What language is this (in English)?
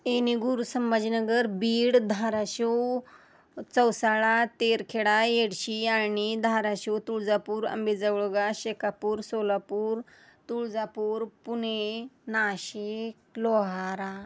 Marathi